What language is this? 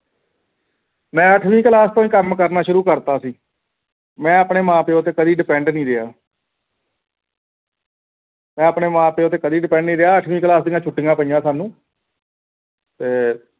Punjabi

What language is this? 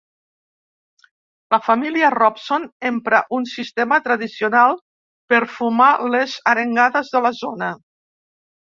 Catalan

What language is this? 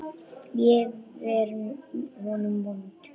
Icelandic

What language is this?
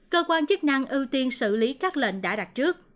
Vietnamese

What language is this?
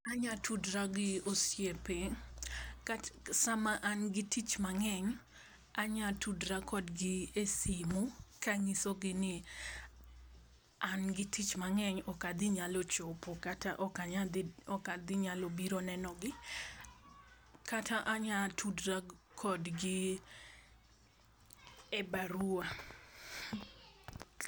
Luo (Kenya and Tanzania)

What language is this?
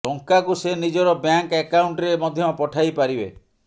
Odia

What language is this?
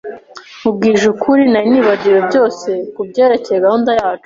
Kinyarwanda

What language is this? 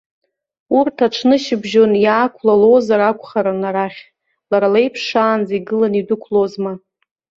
Abkhazian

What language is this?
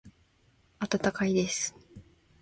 Japanese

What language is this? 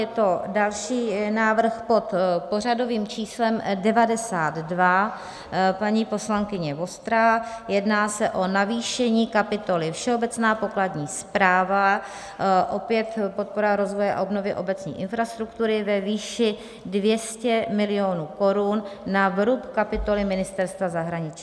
Czech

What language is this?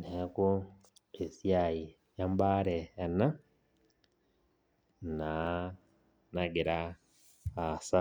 Masai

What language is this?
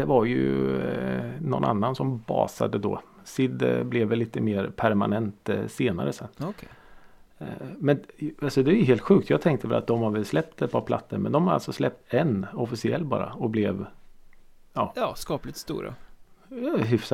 Swedish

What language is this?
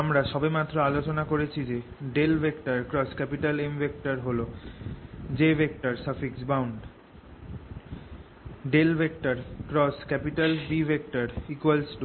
Bangla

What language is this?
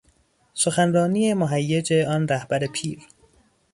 Persian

